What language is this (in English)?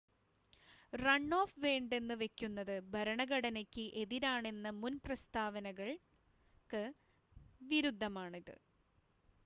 Malayalam